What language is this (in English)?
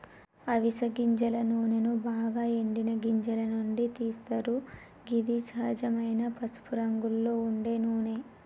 Telugu